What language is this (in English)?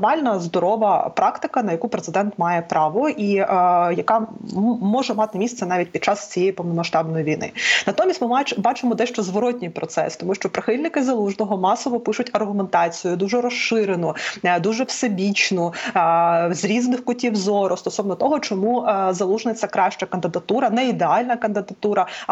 Ukrainian